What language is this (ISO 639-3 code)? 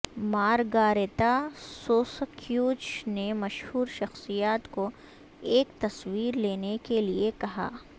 urd